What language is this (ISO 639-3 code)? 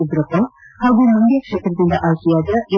kan